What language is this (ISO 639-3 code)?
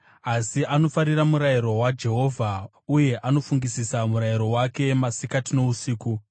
sna